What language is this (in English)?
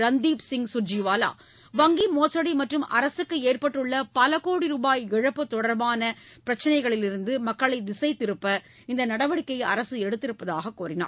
Tamil